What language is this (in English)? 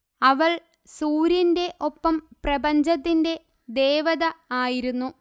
Malayalam